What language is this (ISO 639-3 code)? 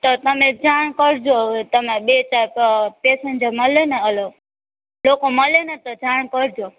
guj